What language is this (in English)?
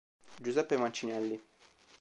Italian